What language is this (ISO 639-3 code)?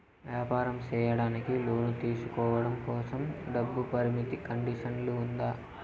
tel